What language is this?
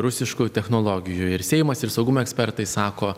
Lithuanian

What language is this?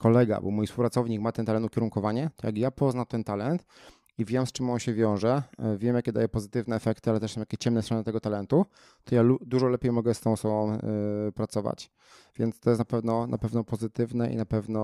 Polish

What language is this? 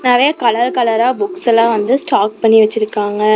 Tamil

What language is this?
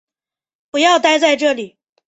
Chinese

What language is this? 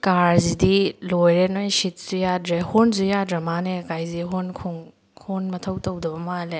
Manipuri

